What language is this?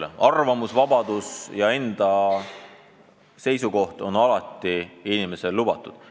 Estonian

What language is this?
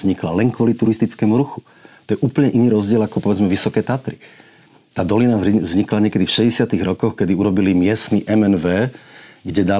Slovak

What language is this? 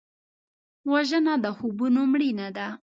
Pashto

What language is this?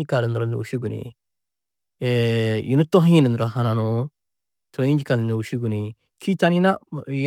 Tedaga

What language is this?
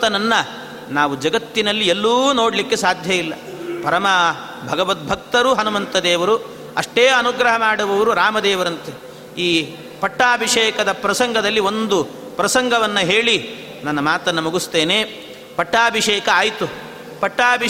Kannada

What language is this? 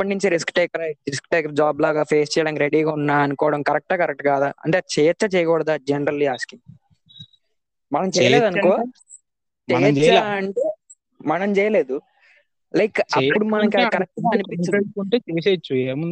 Telugu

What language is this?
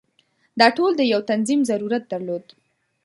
Pashto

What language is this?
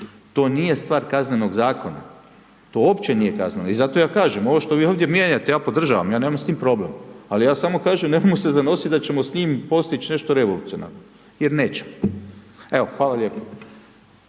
Croatian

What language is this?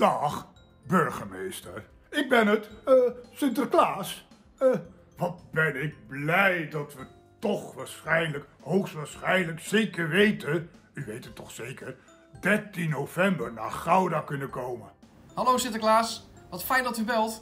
Dutch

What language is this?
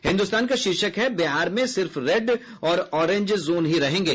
Hindi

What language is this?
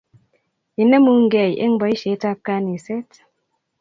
Kalenjin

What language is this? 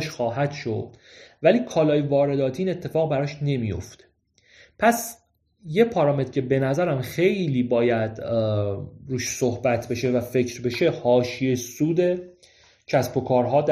Persian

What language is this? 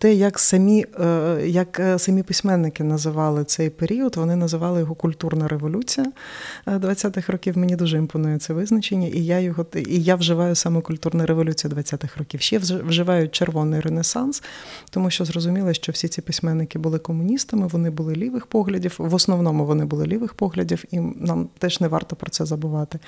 Ukrainian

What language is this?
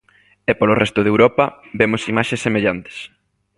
Galician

